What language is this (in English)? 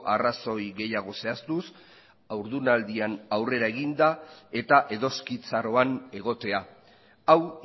Basque